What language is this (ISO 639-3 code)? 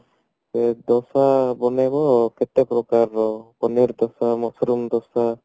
ori